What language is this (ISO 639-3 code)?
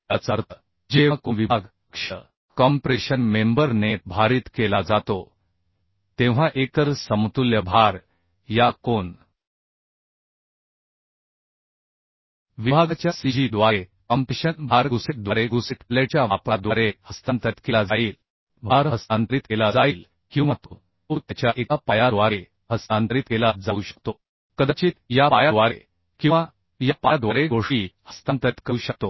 mar